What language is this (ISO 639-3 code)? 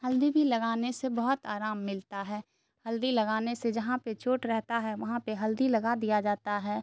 urd